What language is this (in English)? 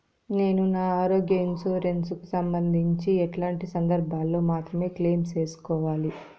Telugu